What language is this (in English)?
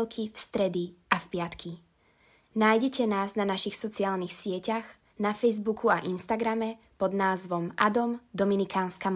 Slovak